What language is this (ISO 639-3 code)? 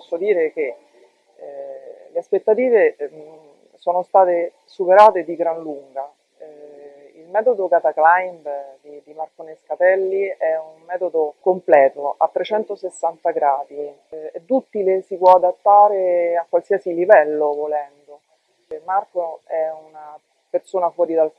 ita